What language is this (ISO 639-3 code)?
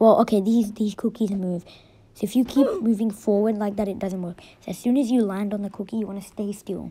eng